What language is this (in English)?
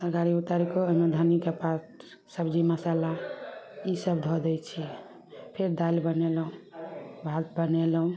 Maithili